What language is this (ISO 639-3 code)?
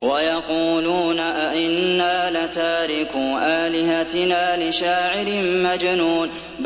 ara